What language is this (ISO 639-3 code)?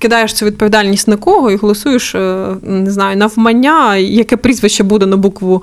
ukr